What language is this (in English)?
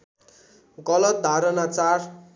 Nepali